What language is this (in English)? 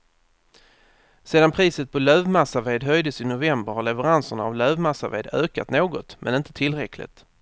Swedish